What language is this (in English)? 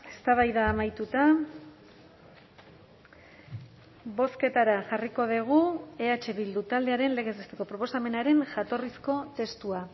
Basque